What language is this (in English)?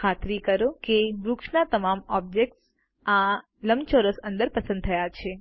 Gujarati